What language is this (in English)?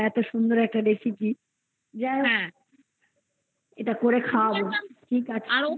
Bangla